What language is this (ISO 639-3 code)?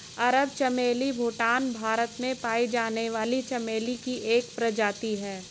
hin